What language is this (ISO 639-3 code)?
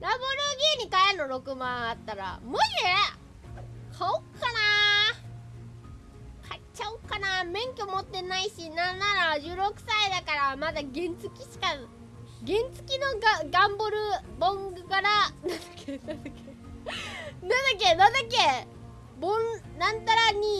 jpn